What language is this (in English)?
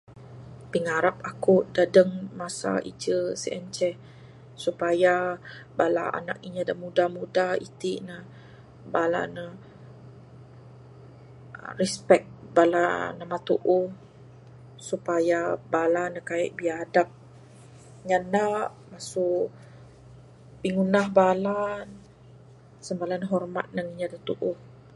Bukar-Sadung Bidayuh